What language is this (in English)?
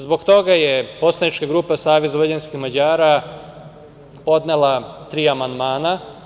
Serbian